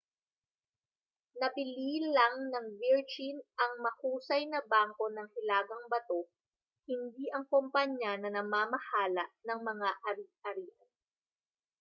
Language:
Filipino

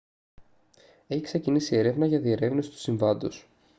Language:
Greek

